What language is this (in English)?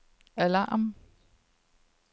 Danish